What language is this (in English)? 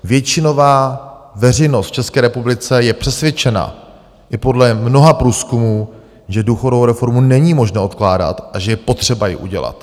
Czech